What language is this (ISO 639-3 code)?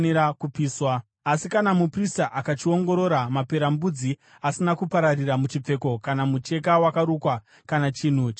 sna